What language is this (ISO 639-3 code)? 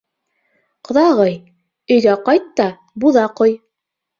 bak